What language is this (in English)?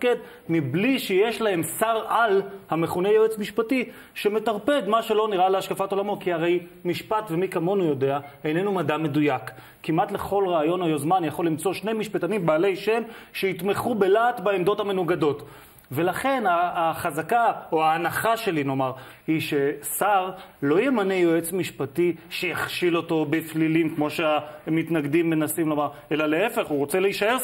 Hebrew